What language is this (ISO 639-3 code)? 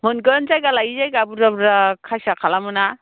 brx